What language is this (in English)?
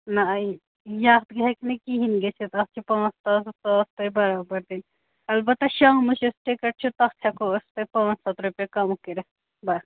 Kashmiri